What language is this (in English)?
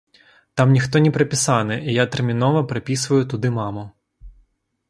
Belarusian